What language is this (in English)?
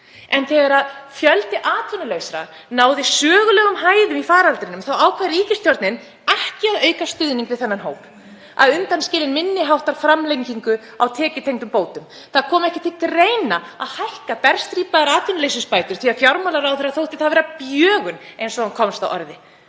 Icelandic